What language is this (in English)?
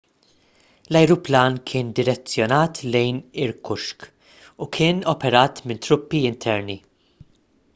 Maltese